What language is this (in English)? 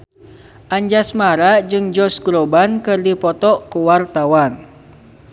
Sundanese